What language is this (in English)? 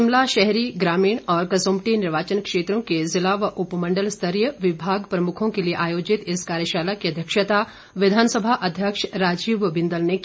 Hindi